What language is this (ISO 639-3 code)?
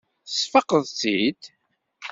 kab